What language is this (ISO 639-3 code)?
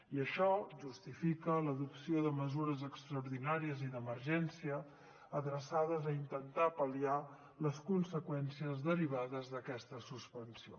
cat